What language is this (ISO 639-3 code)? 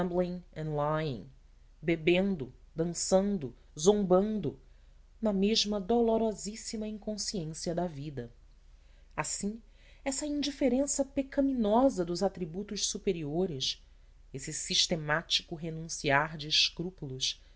por